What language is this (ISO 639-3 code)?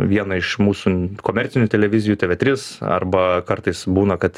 lit